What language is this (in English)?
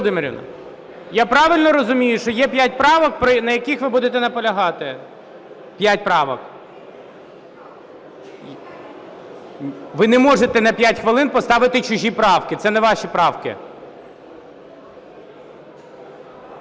Ukrainian